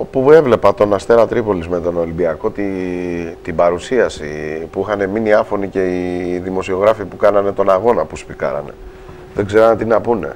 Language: Greek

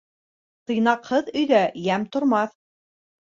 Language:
Bashkir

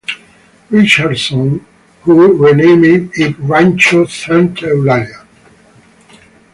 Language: English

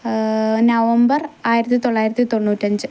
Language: Malayalam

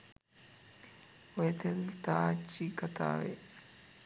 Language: Sinhala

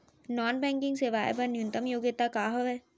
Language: Chhattisgarhi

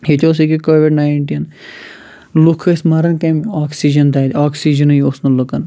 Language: Kashmiri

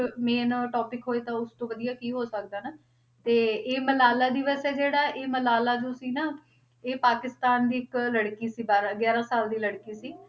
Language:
Punjabi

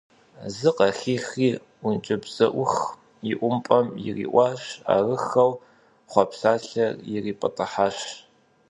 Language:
Kabardian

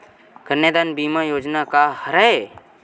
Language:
Chhattisgarhi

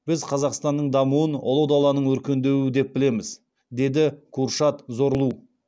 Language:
Kazakh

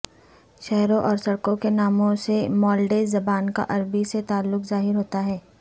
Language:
Urdu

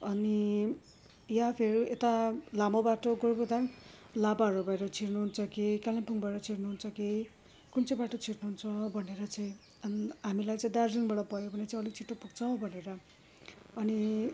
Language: Nepali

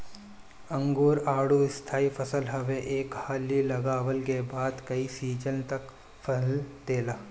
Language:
Bhojpuri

